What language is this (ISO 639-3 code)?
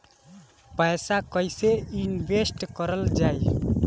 bho